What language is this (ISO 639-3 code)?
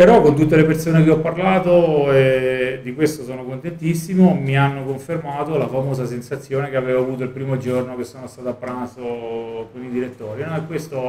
ita